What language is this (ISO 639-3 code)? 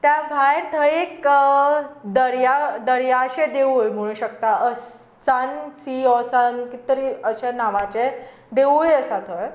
kok